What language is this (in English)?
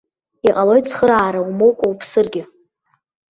Abkhazian